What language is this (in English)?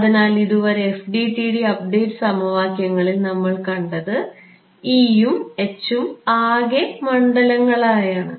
Malayalam